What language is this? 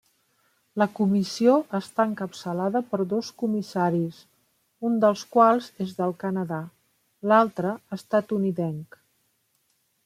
Catalan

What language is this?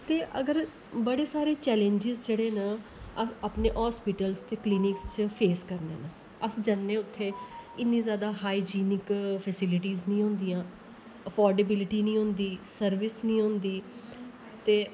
Dogri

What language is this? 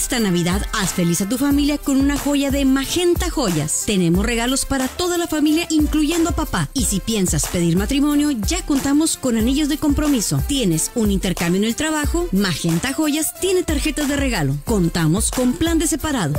Spanish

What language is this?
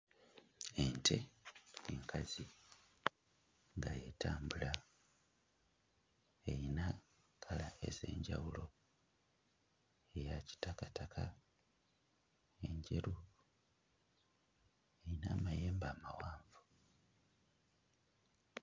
Ganda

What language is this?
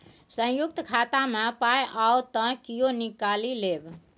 Maithili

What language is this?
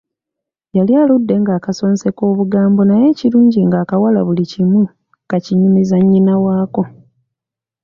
Ganda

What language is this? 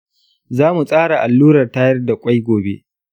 Hausa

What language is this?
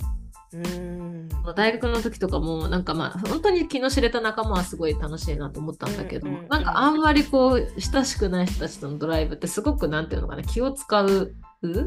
Japanese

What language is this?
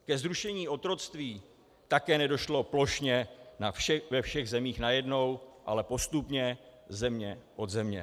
Czech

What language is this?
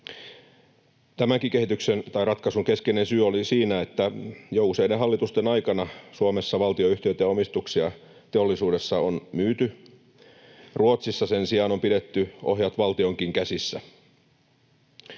Finnish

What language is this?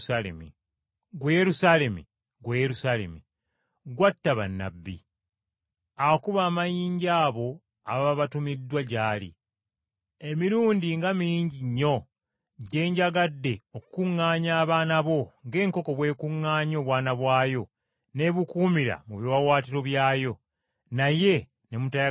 Ganda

